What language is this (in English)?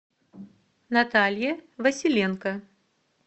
Russian